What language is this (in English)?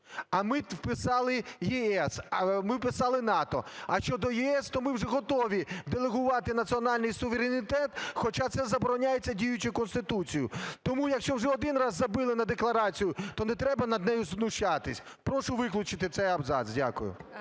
Ukrainian